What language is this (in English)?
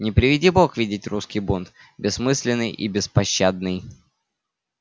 Russian